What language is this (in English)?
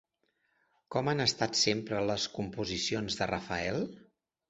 Catalan